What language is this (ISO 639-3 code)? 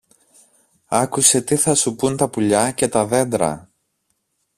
ell